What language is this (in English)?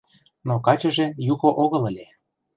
Mari